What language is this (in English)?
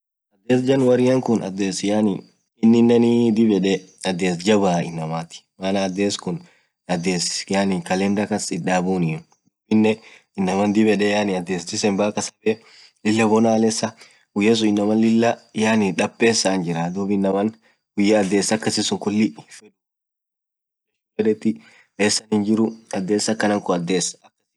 Orma